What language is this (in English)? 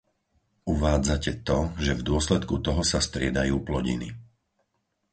Slovak